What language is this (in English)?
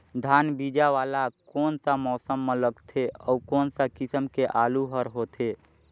Chhattisgarhi